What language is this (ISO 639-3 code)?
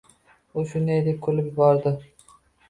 uzb